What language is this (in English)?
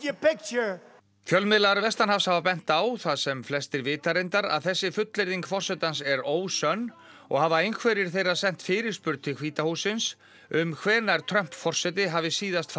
Icelandic